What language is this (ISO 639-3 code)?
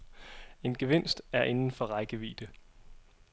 dan